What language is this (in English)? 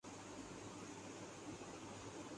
Urdu